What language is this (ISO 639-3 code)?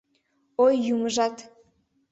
chm